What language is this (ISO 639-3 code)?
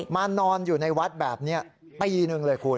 tha